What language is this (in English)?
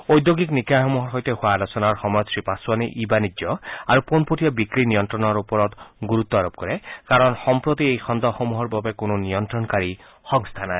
Assamese